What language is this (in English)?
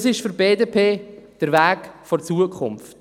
Swiss German